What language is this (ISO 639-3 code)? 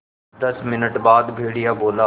hin